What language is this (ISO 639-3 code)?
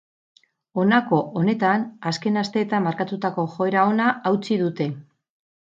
eus